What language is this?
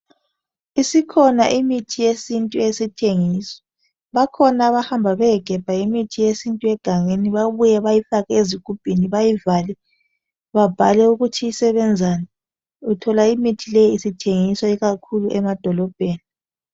North Ndebele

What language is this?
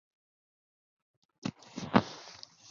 Chinese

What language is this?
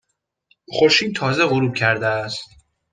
Persian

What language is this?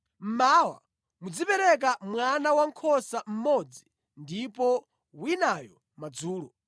Nyanja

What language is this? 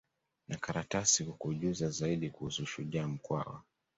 Swahili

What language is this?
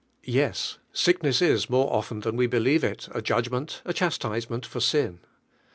English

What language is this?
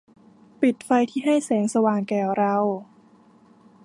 Thai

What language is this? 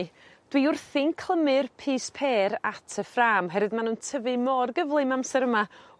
Welsh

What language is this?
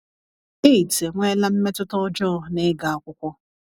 Igbo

